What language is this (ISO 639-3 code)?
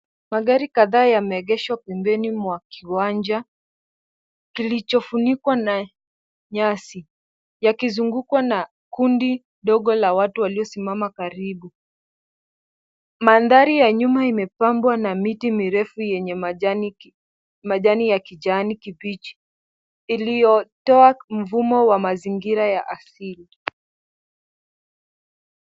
swa